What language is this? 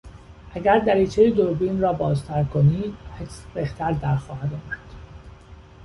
Persian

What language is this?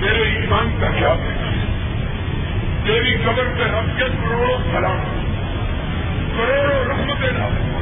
Urdu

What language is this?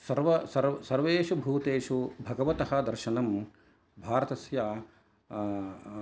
Sanskrit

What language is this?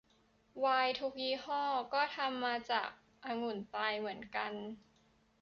Thai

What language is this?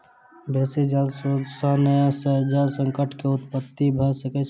Maithili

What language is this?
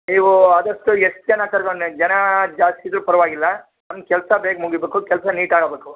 Kannada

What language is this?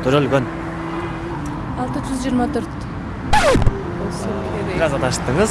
Turkish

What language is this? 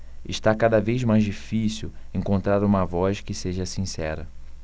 Portuguese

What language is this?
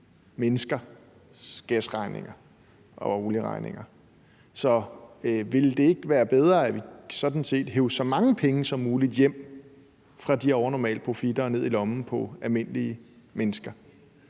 Danish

